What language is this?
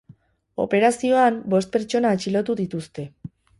Basque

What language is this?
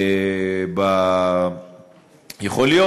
Hebrew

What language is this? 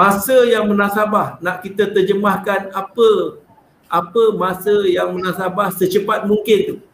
Malay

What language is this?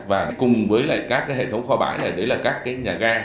Vietnamese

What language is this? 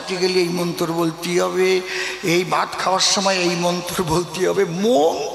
Arabic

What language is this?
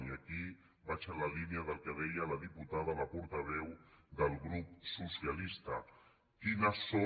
Catalan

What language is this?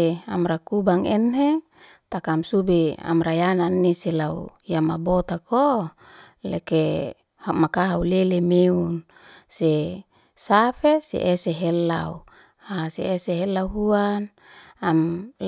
Liana-Seti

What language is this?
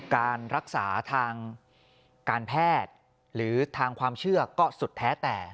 Thai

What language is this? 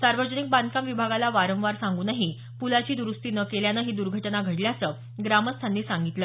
Marathi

